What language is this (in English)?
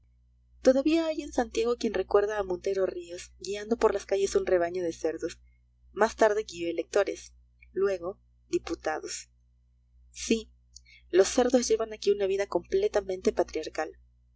Spanish